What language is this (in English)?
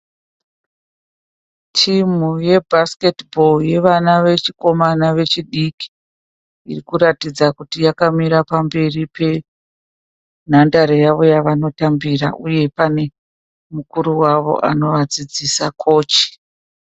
Shona